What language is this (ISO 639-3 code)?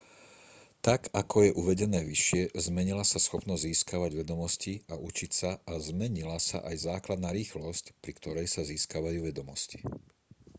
slk